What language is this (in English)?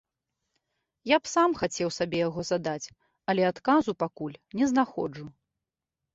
Belarusian